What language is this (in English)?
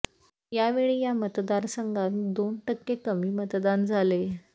Marathi